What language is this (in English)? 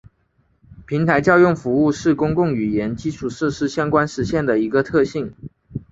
Chinese